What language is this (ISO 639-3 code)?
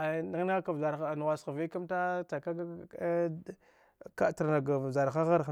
dgh